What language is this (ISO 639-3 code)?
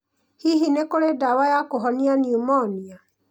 kik